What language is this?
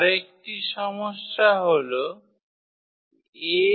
Bangla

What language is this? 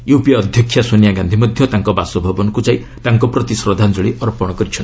Odia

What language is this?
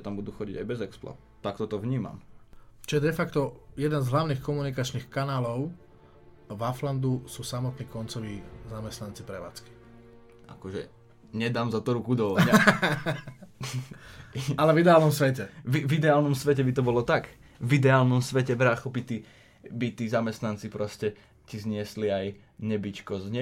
Slovak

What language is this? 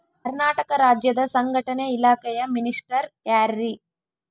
Kannada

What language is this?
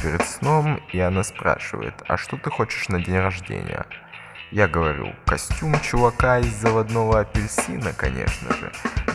Russian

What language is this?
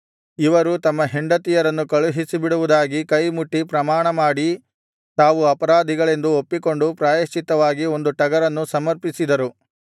Kannada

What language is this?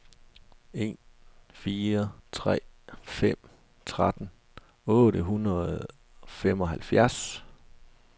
Danish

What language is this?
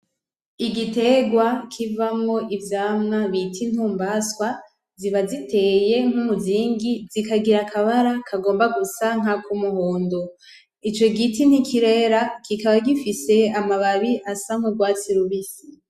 Rundi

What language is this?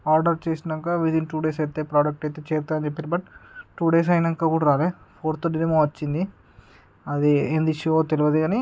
Telugu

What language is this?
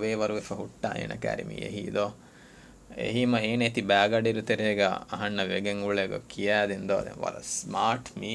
Urdu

